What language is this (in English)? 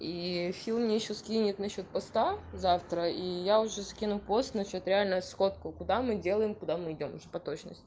Russian